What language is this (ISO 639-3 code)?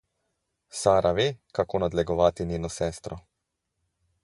slv